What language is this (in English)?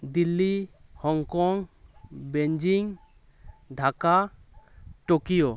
Santali